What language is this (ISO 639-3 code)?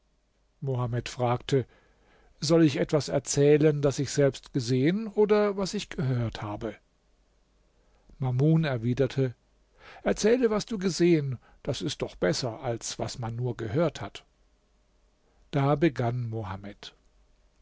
deu